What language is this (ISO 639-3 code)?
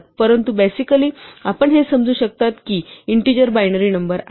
mar